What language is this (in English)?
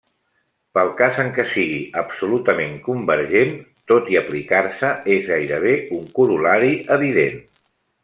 Catalan